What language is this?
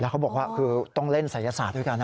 Thai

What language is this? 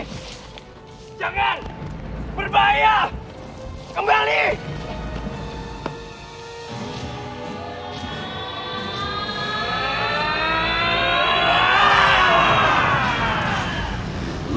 Indonesian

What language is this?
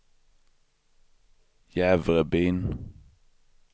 Swedish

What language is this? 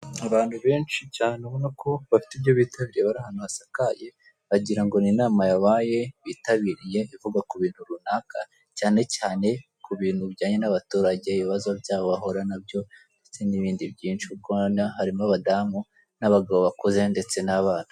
Kinyarwanda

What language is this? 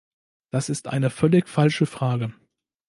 German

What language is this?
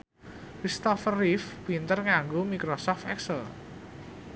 Javanese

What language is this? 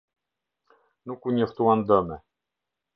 Albanian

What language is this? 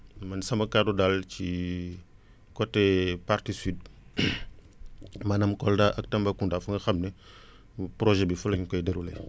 Wolof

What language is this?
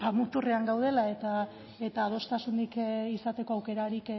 Basque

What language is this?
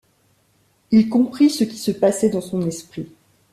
French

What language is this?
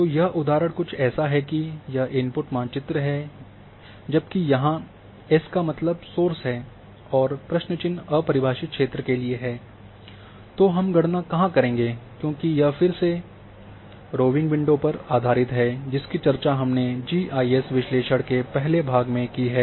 Hindi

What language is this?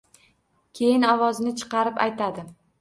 Uzbek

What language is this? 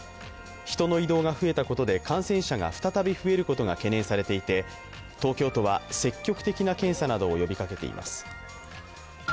Japanese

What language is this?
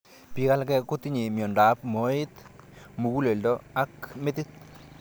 Kalenjin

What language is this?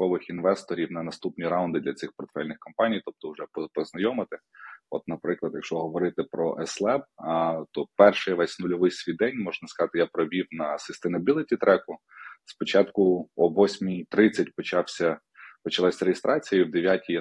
Ukrainian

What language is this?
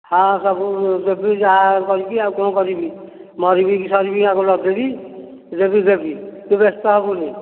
Odia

